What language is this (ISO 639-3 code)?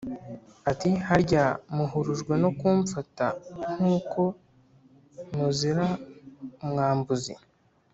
kin